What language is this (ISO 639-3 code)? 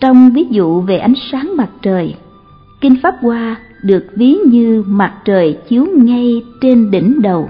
vie